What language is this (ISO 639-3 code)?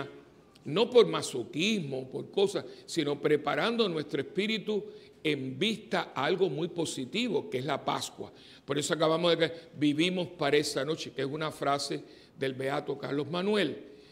spa